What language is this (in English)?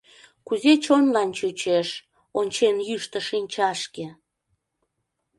Mari